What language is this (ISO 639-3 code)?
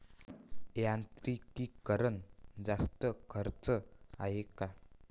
mar